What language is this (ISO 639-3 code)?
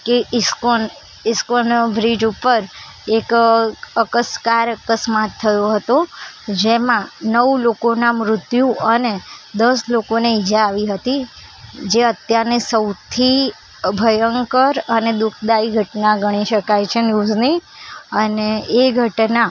guj